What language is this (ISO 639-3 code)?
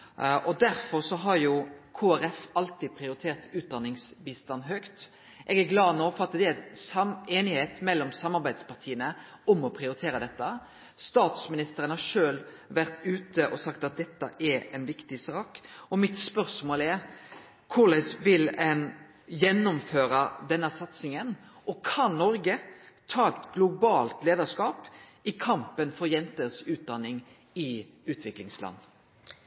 nno